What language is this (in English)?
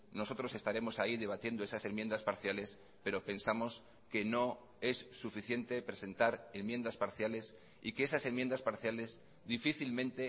Spanish